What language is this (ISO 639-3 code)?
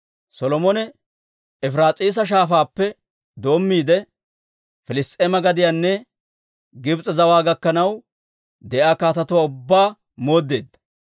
dwr